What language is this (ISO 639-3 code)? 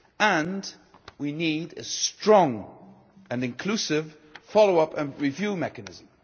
eng